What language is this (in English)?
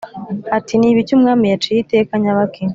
Kinyarwanda